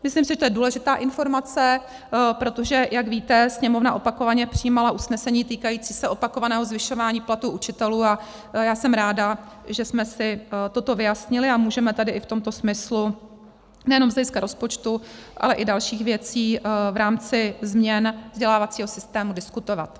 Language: Czech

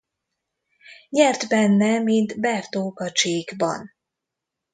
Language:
Hungarian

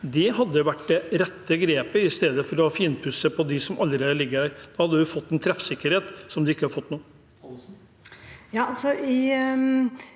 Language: Norwegian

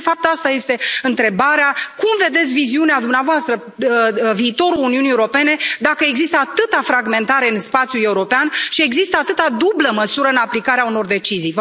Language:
Romanian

